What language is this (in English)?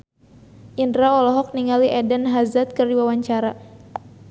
Sundanese